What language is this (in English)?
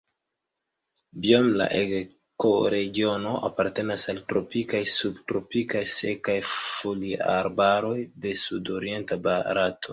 Esperanto